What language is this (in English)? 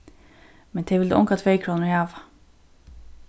Faroese